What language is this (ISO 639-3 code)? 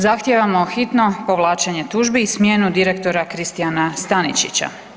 hrv